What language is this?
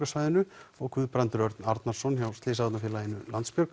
Icelandic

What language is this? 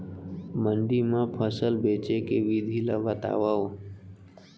Chhattisgarhi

